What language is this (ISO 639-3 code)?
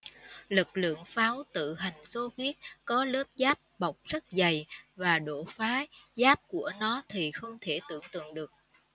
vie